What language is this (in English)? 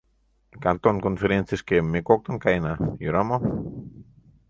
Mari